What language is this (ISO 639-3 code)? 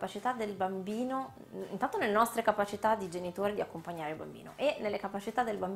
ita